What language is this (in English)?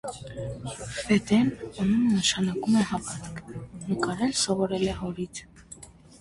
Armenian